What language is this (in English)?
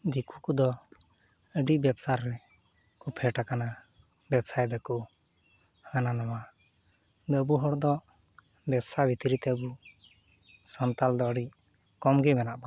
Santali